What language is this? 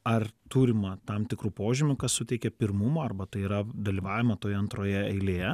Lithuanian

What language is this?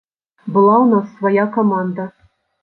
Belarusian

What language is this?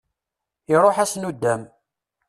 Kabyle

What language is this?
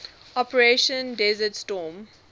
English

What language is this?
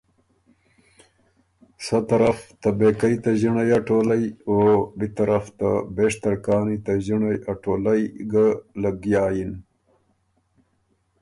Ormuri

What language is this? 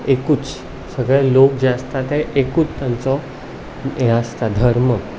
Konkani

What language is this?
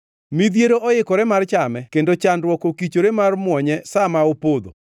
Luo (Kenya and Tanzania)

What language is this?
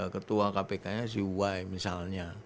Indonesian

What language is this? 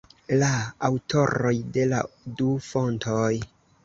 Esperanto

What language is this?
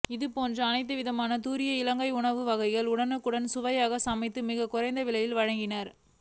Tamil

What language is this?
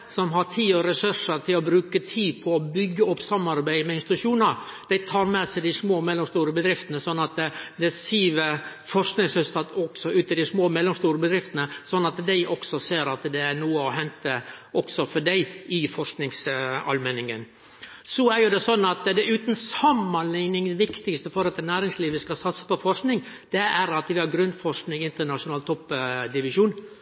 Norwegian Nynorsk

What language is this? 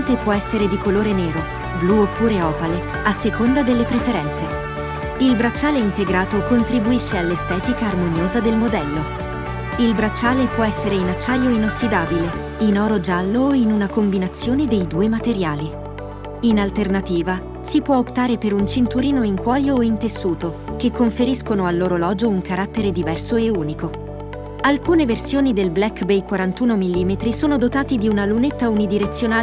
Italian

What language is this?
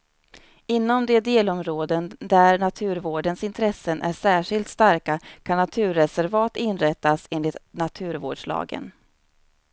Swedish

